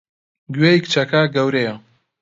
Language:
Central Kurdish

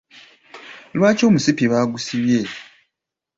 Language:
Ganda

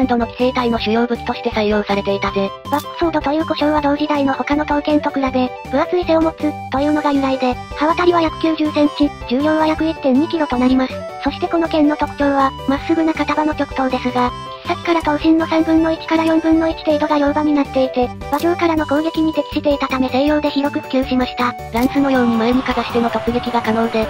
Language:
Japanese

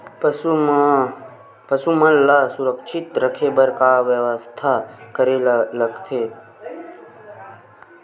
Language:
Chhattisgarhi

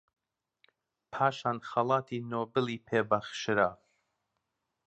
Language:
Central Kurdish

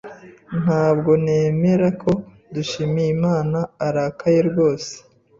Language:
Kinyarwanda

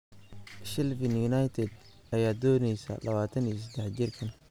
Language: Somali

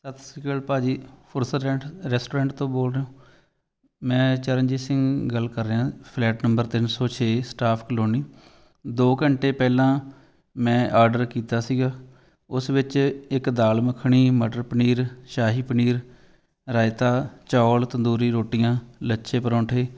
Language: Punjabi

